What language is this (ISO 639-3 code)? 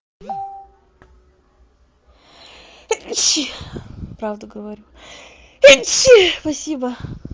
rus